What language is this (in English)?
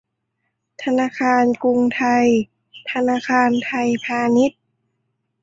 Thai